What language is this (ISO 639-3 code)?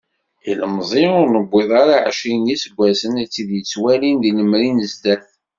kab